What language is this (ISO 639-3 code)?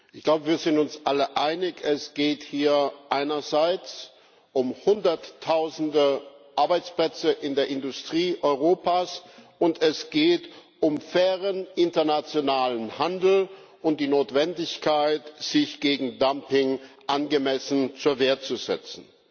deu